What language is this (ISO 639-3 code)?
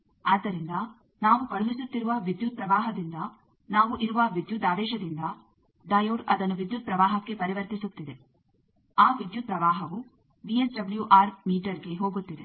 kan